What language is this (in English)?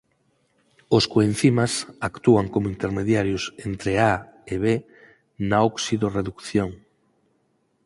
Galician